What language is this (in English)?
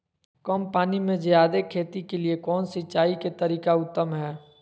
Magahi